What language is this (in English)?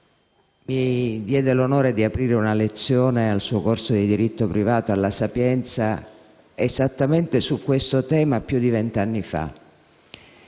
Italian